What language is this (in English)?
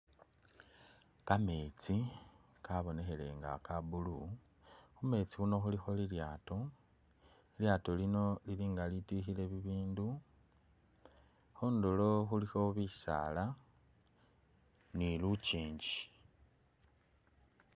Masaaba